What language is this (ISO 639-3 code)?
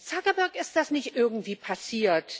deu